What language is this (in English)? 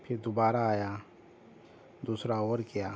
Urdu